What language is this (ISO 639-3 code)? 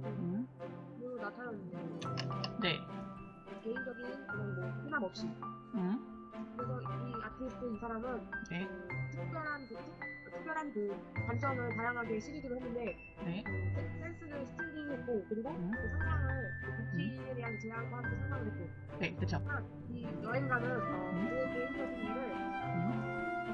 kor